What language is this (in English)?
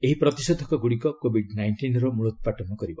Odia